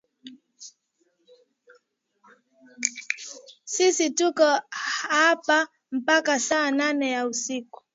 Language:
Swahili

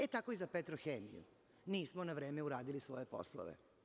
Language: Serbian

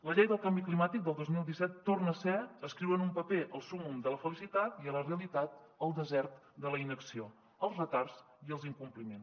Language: Catalan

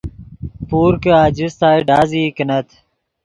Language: Yidgha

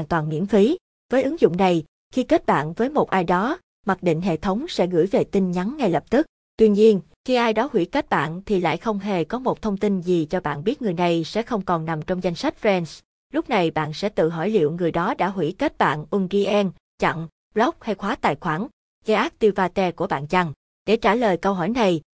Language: Vietnamese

